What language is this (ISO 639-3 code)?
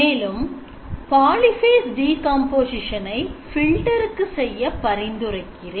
tam